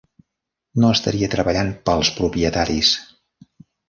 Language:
Catalan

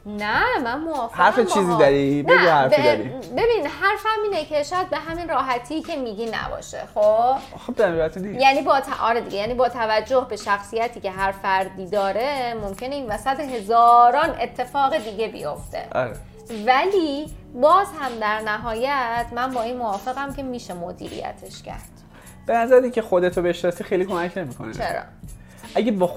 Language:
Persian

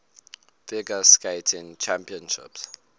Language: English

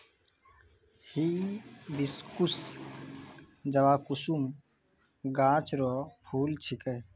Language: Maithili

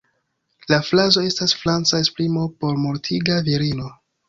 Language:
Esperanto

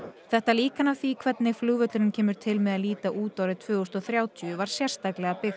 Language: Icelandic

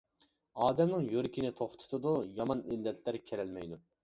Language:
Uyghur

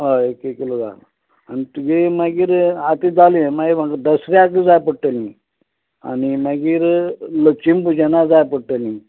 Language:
Konkani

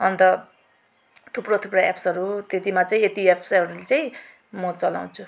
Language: Nepali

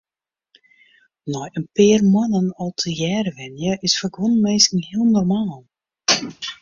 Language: Western Frisian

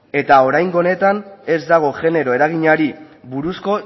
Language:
Basque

